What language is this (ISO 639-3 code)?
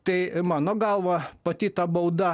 lit